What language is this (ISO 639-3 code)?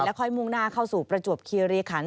tha